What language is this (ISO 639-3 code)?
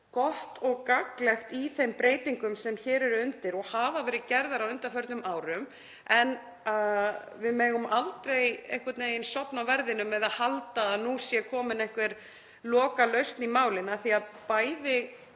isl